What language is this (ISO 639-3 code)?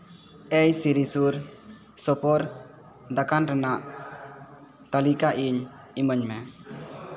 sat